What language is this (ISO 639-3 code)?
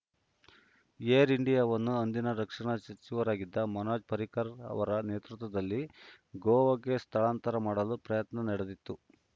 kan